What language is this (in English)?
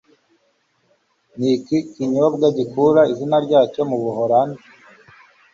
Kinyarwanda